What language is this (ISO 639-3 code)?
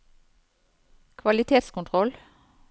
nor